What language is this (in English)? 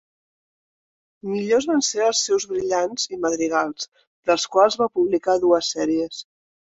Catalan